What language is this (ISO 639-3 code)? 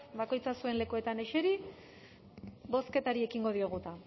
eus